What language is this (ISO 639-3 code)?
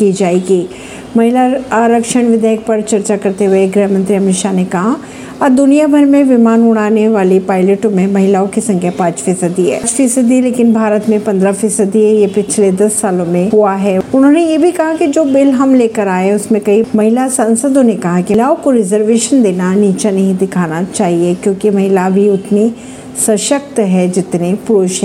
hin